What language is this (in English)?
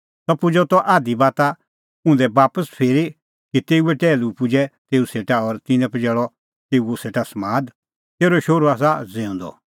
Kullu Pahari